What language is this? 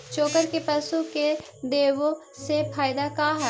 Magahi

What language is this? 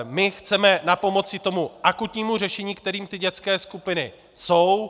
Czech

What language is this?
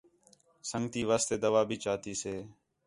Khetrani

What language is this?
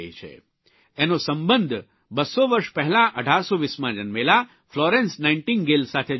Gujarati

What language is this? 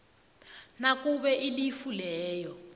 South Ndebele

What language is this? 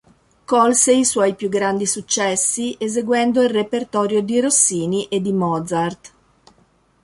Italian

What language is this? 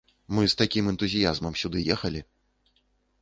Belarusian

